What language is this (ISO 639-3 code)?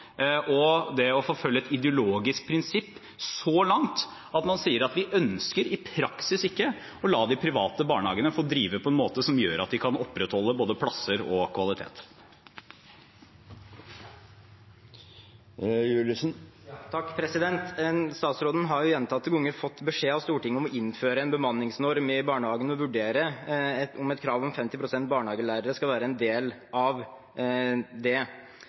nob